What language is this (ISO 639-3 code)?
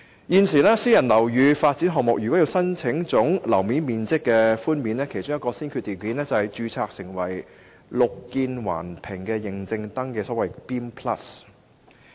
yue